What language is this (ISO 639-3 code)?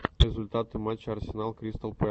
rus